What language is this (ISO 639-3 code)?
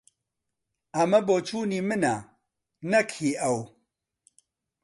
ckb